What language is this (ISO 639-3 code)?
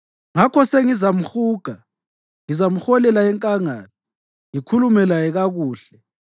nde